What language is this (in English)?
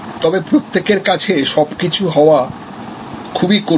Bangla